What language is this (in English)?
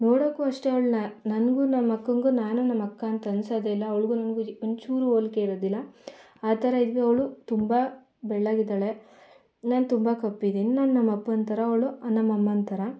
Kannada